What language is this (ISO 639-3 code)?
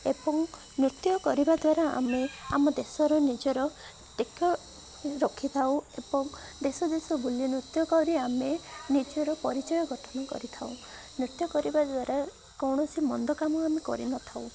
ori